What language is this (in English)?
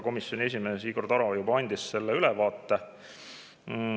Estonian